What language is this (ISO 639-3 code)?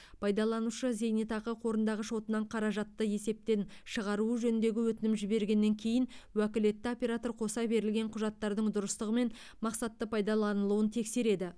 kaz